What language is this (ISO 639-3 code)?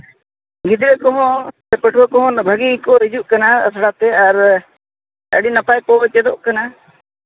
sat